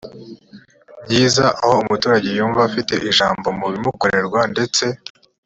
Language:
Kinyarwanda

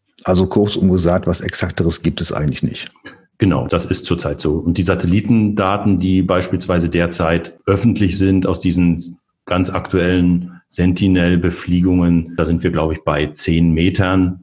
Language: German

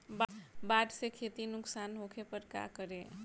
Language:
Bhojpuri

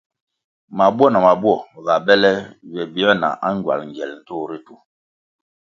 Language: Kwasio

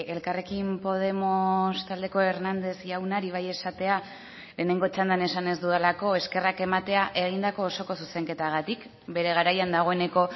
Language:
Basque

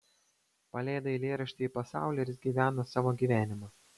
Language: Lithuanian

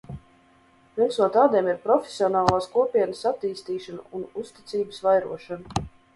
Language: Latvian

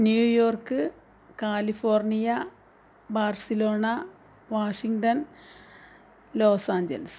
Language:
Malayalam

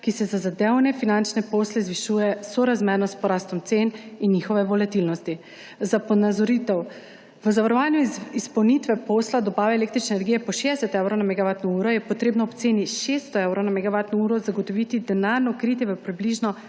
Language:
Slovenian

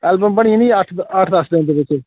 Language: Dogri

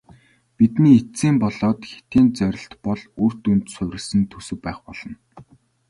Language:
Mongolian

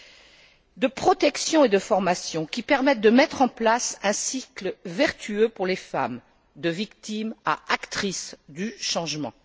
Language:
French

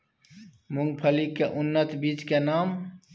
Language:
Maithili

